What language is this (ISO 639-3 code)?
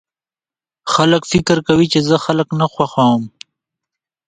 pus